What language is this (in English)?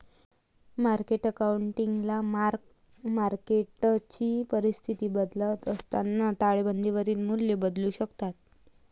Marathi